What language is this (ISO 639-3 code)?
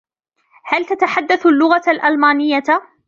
ara